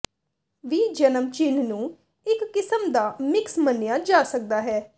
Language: Punjabi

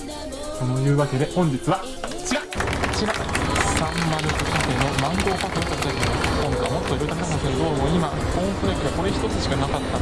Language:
Japanese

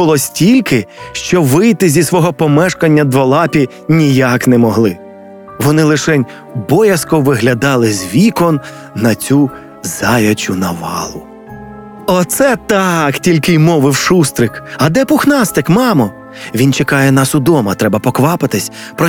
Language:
Ukrainian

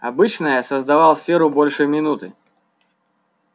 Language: Russian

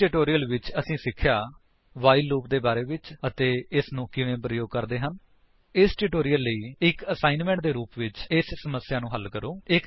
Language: Punjabi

